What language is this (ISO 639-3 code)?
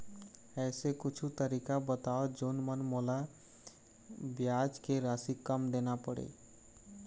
hne